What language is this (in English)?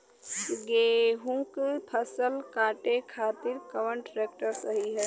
Bhojpuri